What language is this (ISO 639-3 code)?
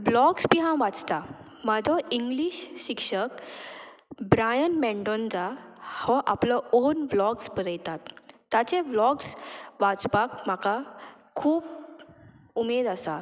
kok